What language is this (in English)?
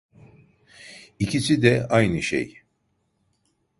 Turkish